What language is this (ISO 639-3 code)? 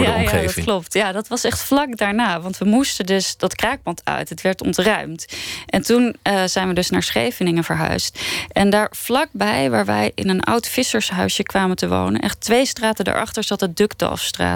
nld